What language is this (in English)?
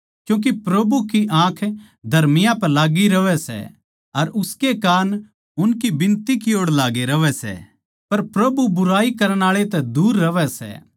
Haryanvi